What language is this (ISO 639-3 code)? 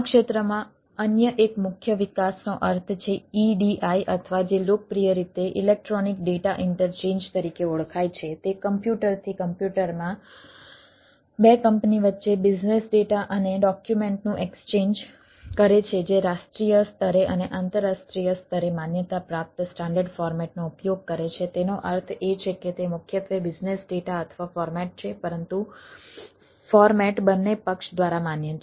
guj